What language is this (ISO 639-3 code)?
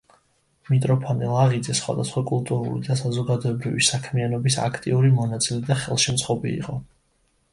kat